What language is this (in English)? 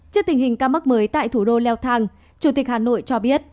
Vietnamese